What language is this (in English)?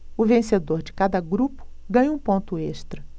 Portuguese